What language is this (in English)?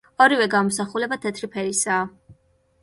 Georgian